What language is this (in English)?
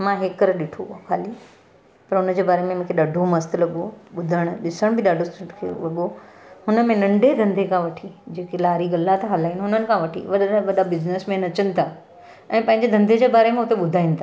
Sindhi